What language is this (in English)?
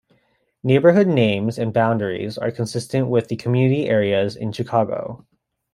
English